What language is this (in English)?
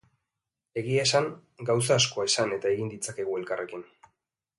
Basque